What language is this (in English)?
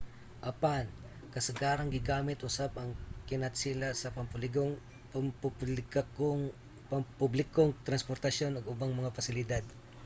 Cebuano